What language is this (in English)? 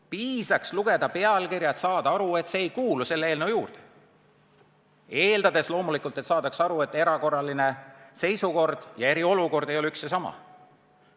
Estonian